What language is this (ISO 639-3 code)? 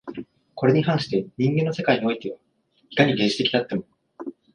jpn